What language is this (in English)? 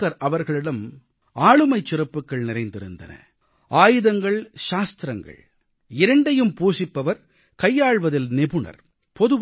Tamil